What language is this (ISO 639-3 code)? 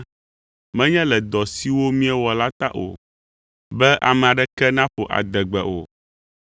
ewe